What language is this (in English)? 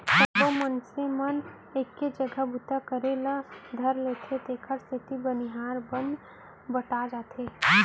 Chhattisgarhi